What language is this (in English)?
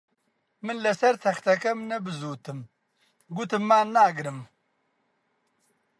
Central Kurdish